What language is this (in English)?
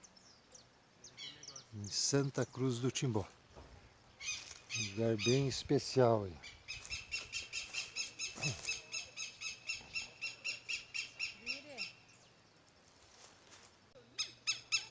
Portuguese